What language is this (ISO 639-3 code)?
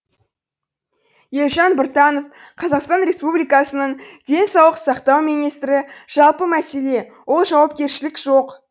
kaz